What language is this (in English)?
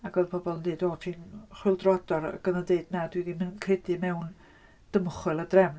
Welsh